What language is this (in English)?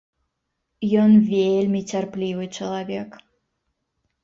Belarusian